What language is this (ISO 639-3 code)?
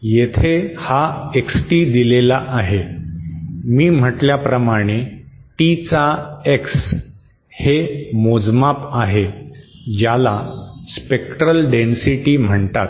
mar